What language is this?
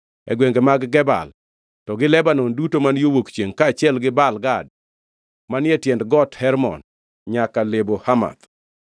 Luo (Kenya and Tanzania)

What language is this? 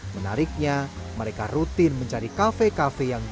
Indonesian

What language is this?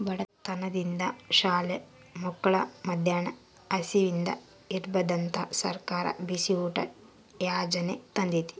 Kannada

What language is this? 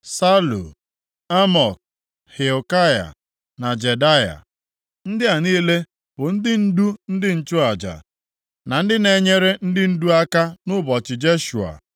Igbo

